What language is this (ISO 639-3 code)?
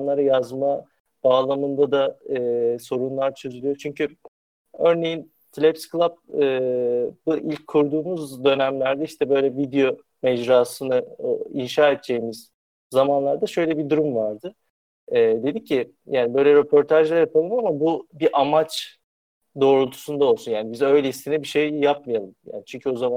tur